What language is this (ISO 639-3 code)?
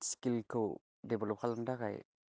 brx